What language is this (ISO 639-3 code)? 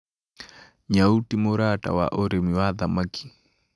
kik